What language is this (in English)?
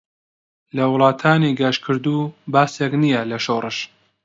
Central Kurdish